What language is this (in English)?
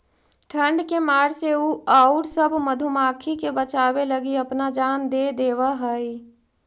Magahi